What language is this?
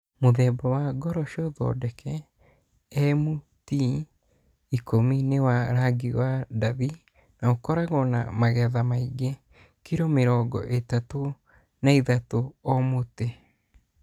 Kikuyu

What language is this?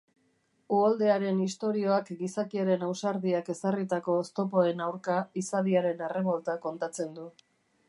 Basque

